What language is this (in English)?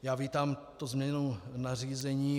Czech